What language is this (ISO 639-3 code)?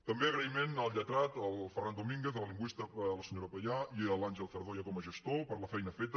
cat